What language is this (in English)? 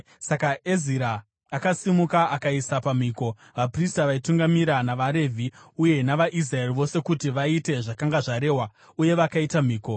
Shona